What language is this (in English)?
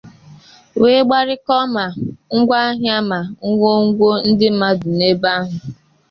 Igbo